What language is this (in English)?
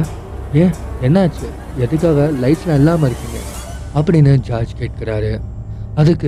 Tamil